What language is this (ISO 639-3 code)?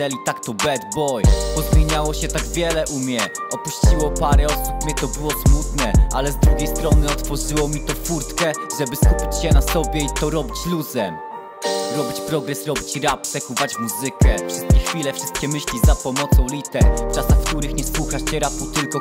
pol